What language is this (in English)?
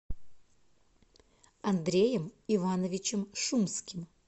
Russian